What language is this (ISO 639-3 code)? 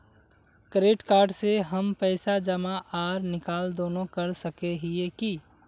mag